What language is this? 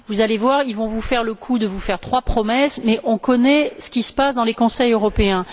French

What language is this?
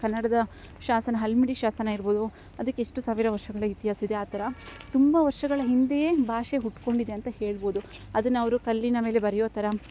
Kannada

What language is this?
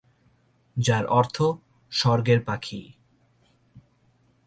Bangla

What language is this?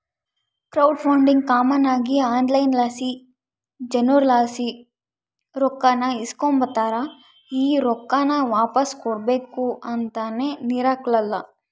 Kannada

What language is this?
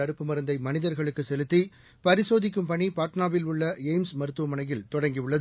Tamil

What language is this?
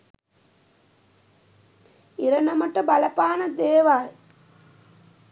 Sinhala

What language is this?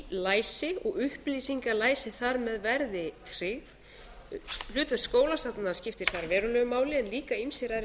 Icelandic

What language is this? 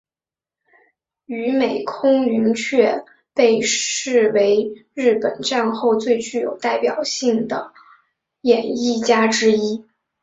Chinese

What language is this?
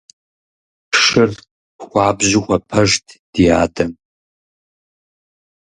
Kabardian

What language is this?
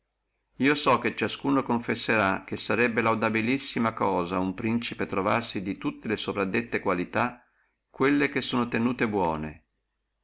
Italian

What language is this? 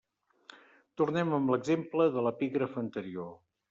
Catalan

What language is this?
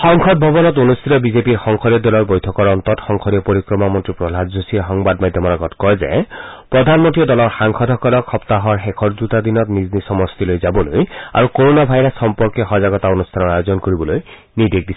Assamese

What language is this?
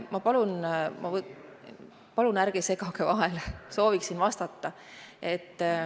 Estonian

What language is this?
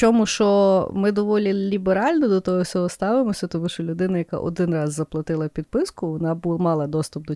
Ukrainian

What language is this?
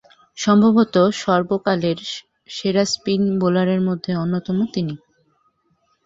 Bangla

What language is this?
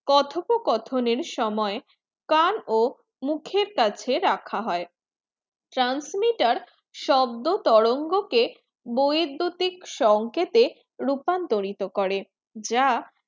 Bangla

